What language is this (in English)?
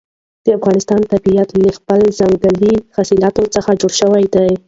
Pashto